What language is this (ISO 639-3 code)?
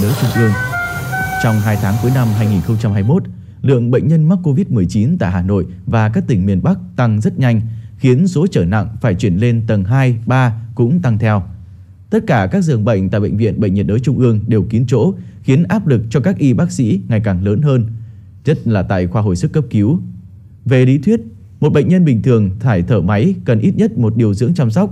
vie